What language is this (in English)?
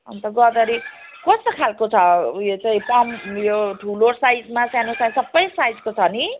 Nepali